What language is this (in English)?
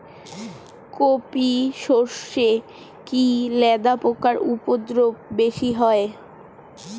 Bangla